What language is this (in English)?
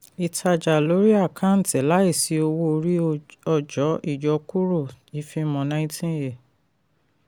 Yoruba